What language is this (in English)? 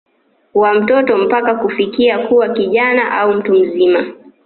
Swahili